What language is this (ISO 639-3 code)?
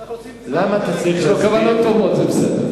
heb